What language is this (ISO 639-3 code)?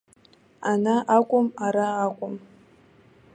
abk